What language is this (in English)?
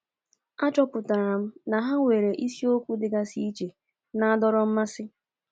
Igbo